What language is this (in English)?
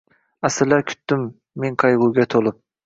Uzbek